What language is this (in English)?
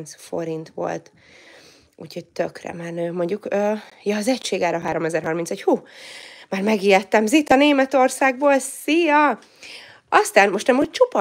Hungarian